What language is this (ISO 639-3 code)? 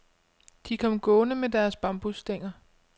dan